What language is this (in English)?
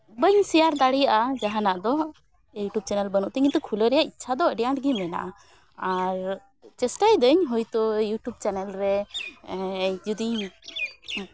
Santali